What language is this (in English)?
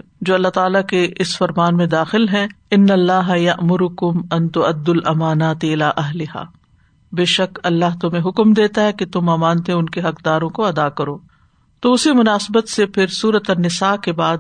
Urdu